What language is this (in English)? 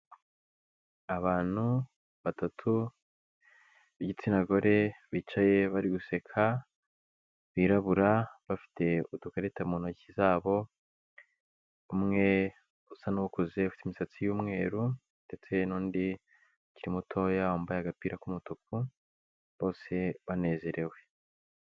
Kinyarwanda